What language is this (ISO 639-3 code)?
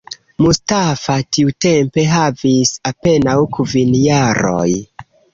epo